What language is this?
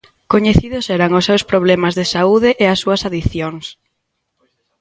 Galician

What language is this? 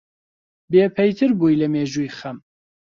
Central Kurdish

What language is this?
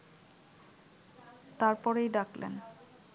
Bangla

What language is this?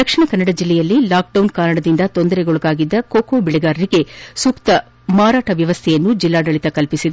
Kannada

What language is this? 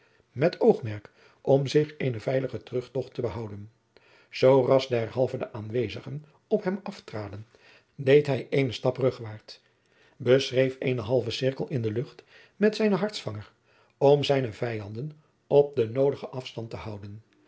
Dutch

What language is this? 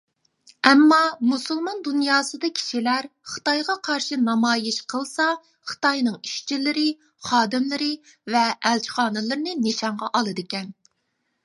Uyghur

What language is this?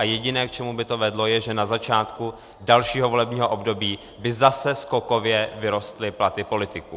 Czech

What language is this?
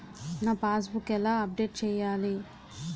Telugu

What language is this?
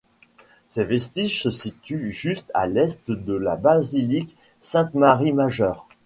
French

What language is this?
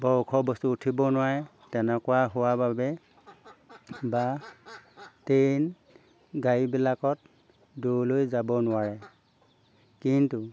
Assamese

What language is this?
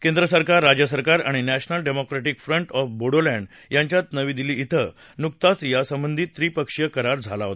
Marathi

